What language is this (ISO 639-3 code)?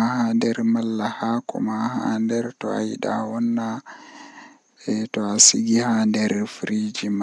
fuh